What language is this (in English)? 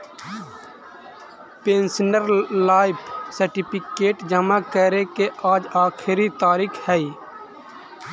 Magahi